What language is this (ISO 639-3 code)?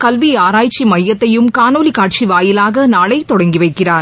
tam